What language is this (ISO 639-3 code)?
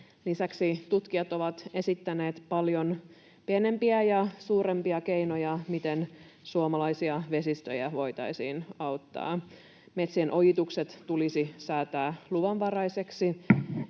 fin